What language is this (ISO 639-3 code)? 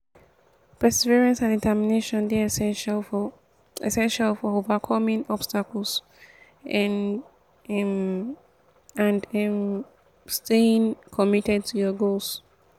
pcm